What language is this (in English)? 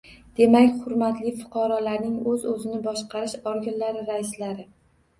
Uzbek